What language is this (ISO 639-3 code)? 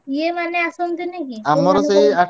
ori